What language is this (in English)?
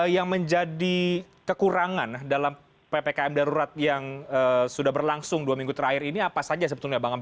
Indonesian